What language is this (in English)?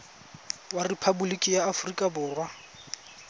Tswana